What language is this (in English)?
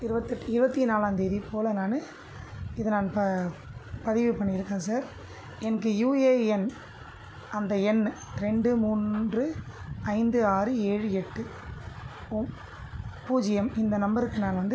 Tamil